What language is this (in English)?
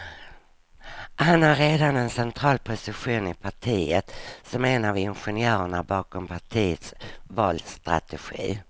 Swedish